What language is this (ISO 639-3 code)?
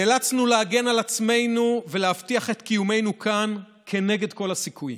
heb